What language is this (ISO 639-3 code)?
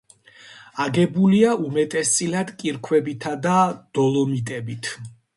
kat